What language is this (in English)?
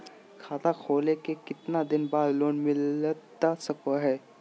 Magahi